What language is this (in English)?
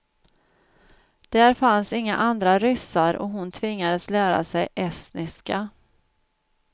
Swedish